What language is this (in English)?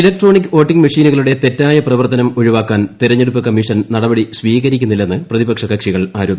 Malayalam